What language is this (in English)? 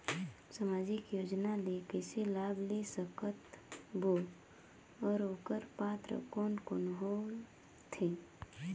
Chhattisgarhi